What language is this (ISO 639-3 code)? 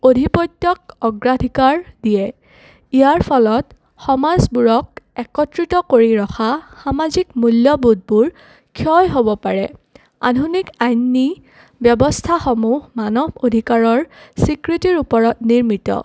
asm